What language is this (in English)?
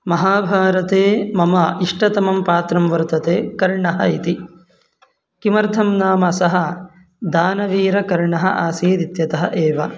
Sanskrit